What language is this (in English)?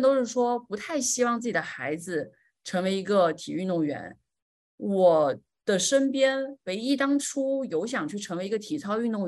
Chinese